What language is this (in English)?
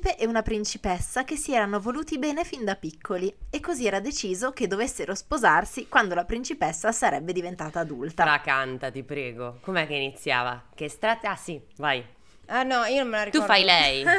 Italian